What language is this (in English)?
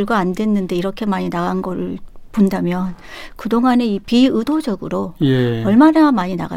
Korean